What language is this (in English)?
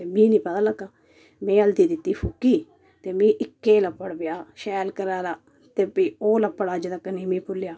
Dogri